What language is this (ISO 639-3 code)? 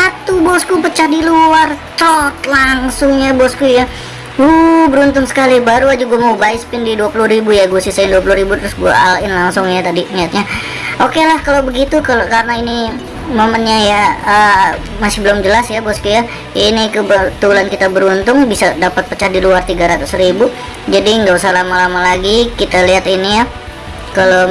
ind